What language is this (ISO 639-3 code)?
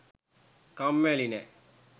sin